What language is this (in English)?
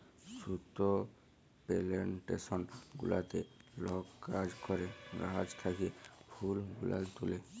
Bangla